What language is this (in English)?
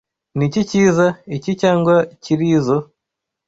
Kinyarwanda